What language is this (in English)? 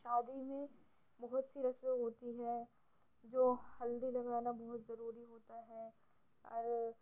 Urdu